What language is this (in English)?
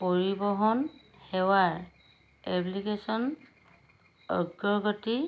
Assamese